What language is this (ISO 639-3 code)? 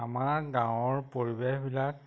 asm